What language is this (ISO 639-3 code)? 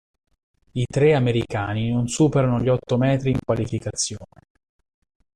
ita